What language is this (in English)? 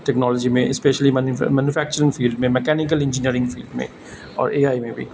Urdu